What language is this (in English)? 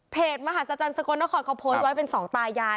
Thai